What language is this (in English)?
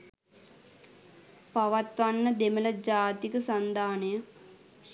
Sinhala